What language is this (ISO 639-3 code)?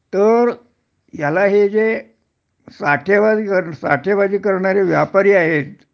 mar